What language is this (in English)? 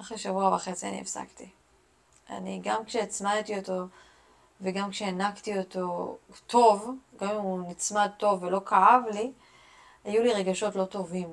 Hebrew